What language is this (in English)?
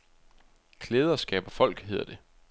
Danish